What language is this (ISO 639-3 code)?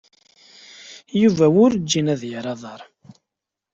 kab